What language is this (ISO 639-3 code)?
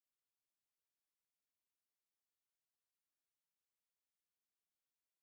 ind